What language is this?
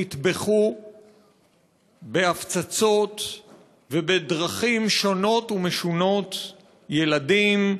Hebrew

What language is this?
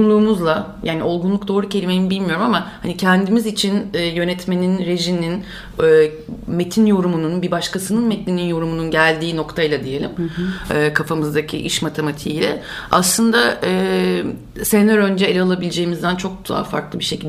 Turkish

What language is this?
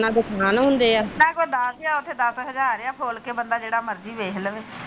Punjabi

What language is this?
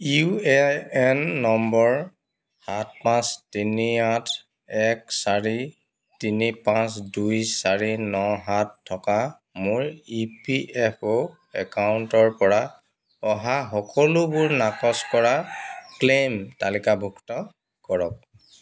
Assamese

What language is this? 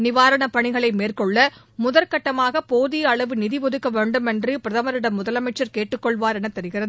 Tamil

